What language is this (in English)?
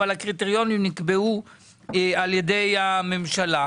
Hebrew